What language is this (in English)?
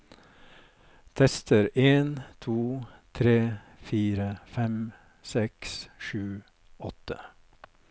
Norwegian